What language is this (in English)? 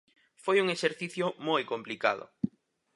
Galician